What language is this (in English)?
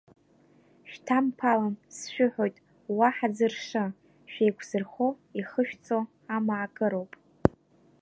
Abkhazian